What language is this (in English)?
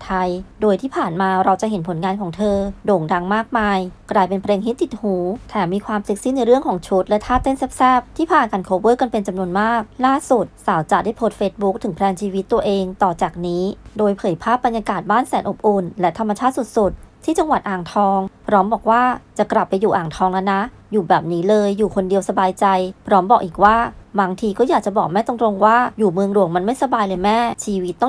Thai